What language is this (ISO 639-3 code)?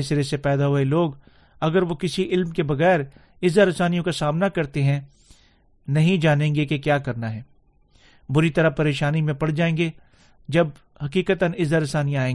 urd